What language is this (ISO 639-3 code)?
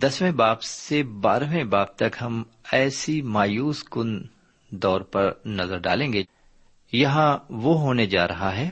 urd